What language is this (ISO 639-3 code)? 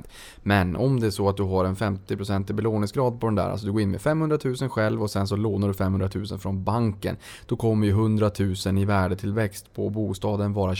swe